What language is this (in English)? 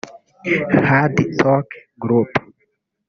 Kinyarwanda